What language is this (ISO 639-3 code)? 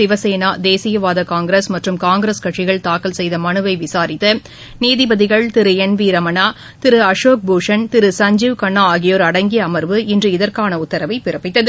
tam